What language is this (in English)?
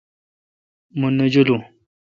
Kalkoti